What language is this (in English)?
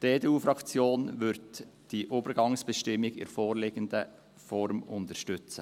Swiss German